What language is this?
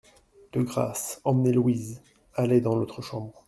French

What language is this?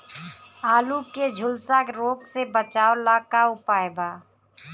Bhojpuri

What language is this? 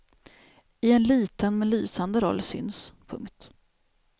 Swedish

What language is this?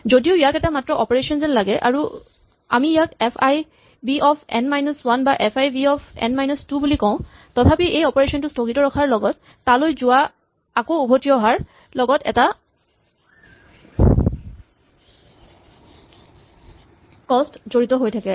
Assamese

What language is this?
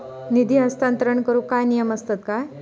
Marathi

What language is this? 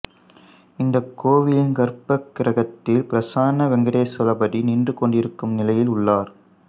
Tamil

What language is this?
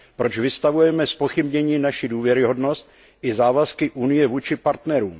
Czech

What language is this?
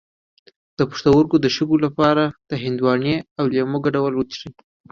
Pashto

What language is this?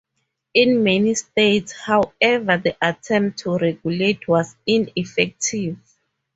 English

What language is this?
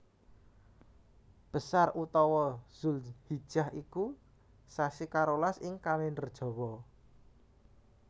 Javanese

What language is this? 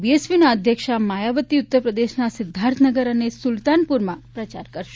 Gujarati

